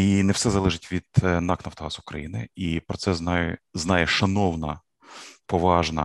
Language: Ukrainian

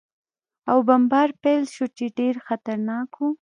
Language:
Pashto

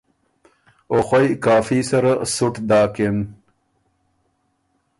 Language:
Ormuri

